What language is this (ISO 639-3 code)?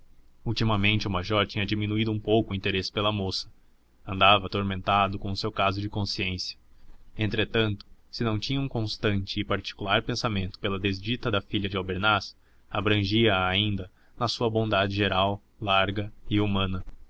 por